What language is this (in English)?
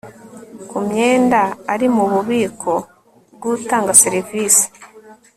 Kinyarwanda